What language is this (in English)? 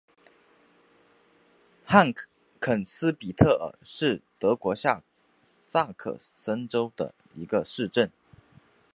Chinese